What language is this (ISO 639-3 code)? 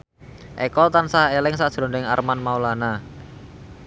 jav